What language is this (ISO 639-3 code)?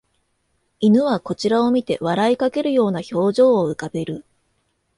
jpn